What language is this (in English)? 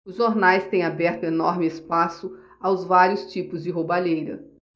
Portuguese